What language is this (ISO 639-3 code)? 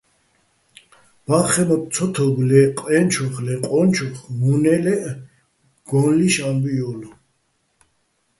bbl